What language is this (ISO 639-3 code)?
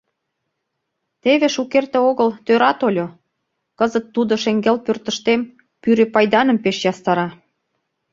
chm